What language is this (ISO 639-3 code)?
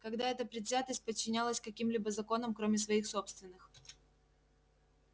rus